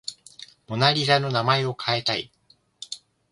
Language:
Japanese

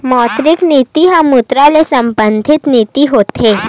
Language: Chhattisgarhi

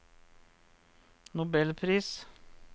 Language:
Norwegian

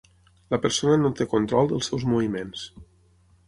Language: Catalan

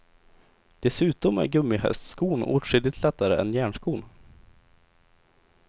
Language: Swedish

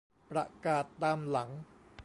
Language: Thai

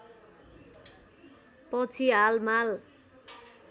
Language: Nepali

